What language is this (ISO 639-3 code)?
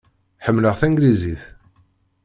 kab